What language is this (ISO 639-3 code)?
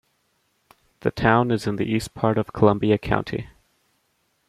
eng